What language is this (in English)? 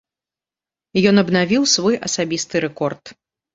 Belarusian